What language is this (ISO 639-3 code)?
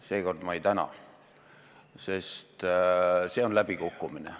est